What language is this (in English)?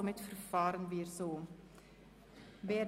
Swiss German